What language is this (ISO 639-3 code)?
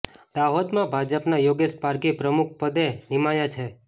guj